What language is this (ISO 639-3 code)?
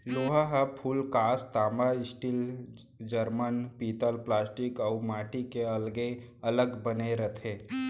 hne